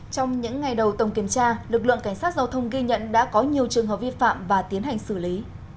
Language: Vietnamese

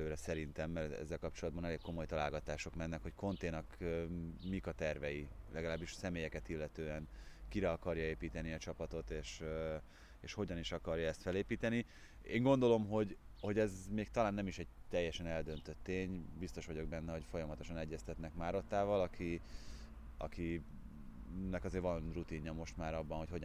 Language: Hungarian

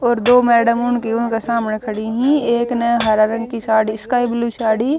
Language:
Haryanvi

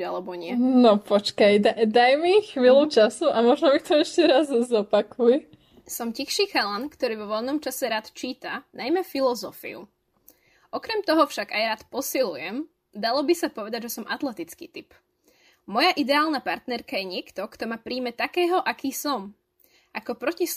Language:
Slovak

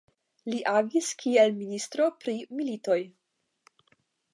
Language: Esperanto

